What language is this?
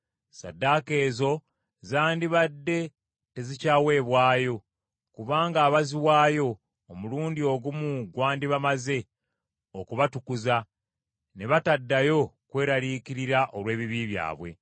Ganda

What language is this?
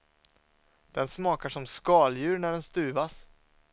Swedish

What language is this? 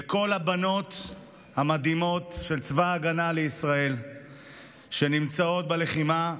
Hebrew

